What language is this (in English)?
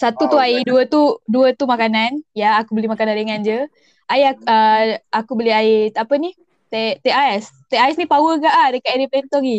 Malay